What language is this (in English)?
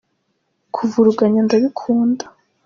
Kinyarwanda